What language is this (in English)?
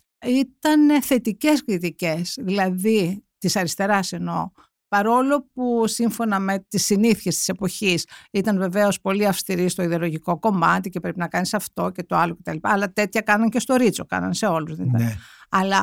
Greek